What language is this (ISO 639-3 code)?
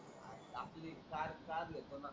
mar